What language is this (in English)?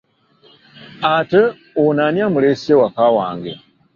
Ganda